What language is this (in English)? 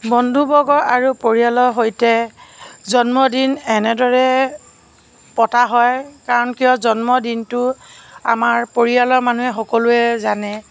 Assamese